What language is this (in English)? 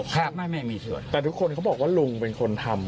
Thai